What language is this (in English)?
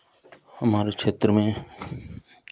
Hindi